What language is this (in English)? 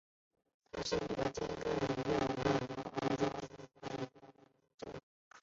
Chinese